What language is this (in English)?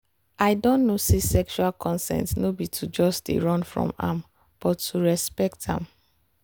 Nigerian Pidgin